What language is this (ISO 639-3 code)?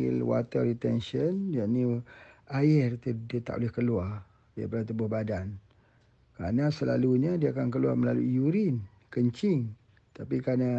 msa